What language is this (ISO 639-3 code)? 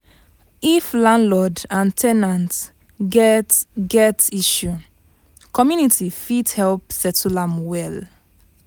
pcm